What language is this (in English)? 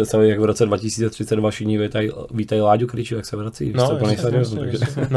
Czech